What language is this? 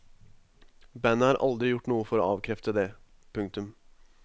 Norwegian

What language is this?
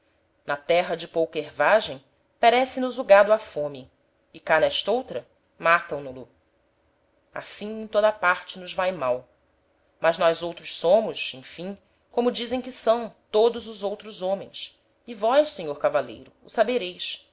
Portuguese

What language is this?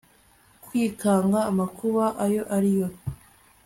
Kinyarwanda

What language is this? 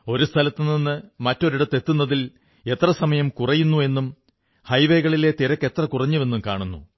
Malayalam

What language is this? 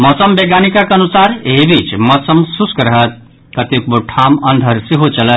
Maithili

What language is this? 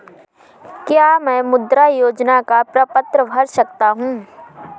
Hindi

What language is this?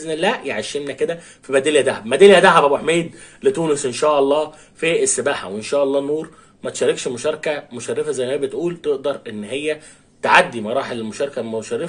Arabic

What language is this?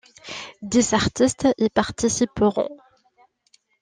French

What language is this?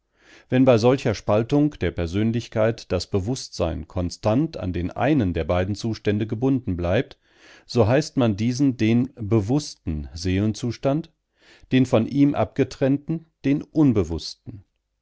German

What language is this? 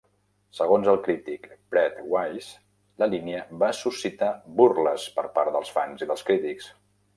Catalan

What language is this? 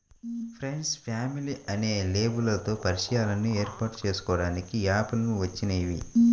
Telugu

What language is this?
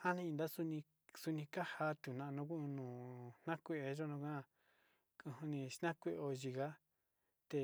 Sinicahua Mixtec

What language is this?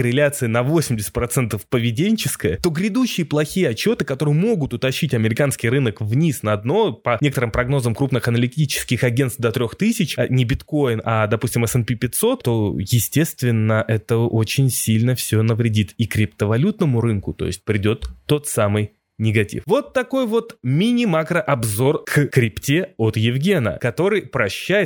Russian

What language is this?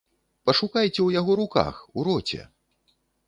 Belarusian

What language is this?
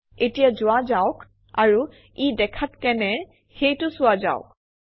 Assamese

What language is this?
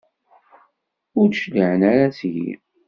Kabyle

